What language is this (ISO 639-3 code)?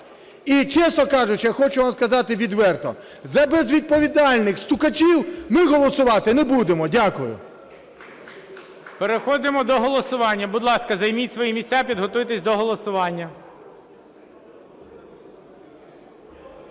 ukr